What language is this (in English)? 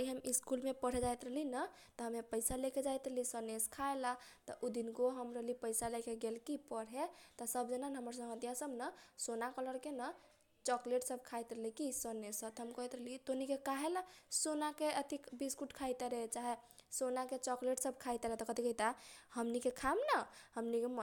Kochila Tharu